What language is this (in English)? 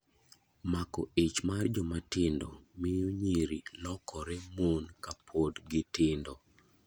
Luo (Kenya and Tanzania)